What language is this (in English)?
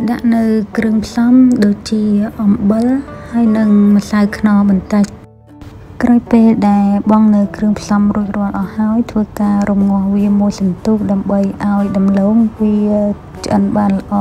Vietnamese